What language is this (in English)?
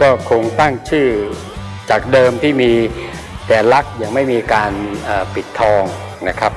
Thai